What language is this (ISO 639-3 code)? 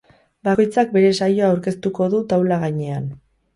eus